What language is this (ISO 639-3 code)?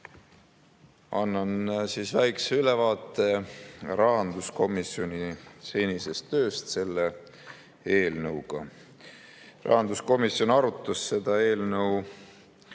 est